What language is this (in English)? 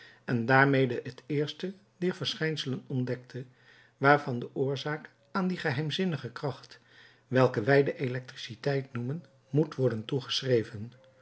Dutch